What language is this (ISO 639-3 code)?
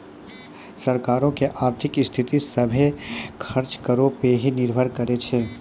mai